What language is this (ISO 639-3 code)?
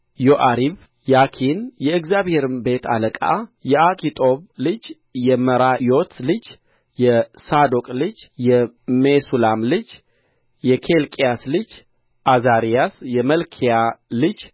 amh